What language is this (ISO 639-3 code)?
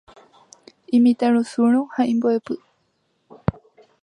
grn